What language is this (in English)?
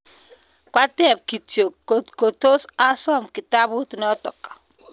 Kalenjin